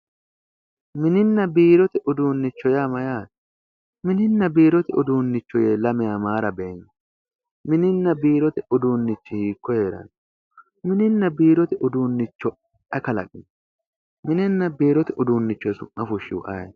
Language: Sidamo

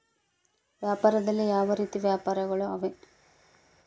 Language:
Kannada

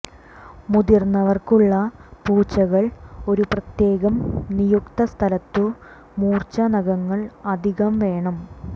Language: Malayalam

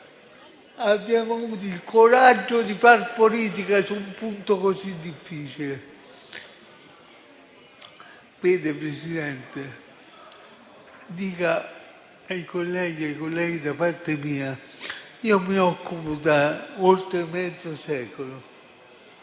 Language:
Italian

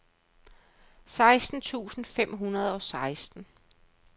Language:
Danish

